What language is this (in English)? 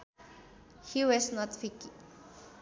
Sundanese